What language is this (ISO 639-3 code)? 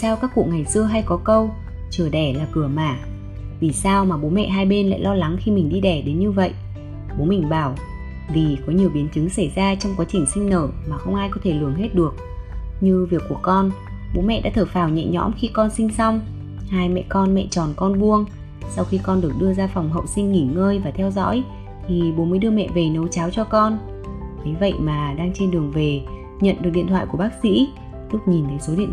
vie